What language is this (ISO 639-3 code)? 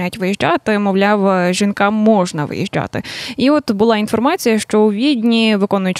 ukr